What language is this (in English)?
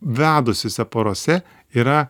Lithuanian